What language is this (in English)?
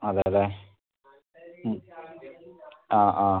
Malayalam